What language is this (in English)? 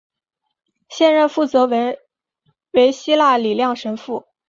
Chinese